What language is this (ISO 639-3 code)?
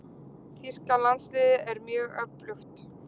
isl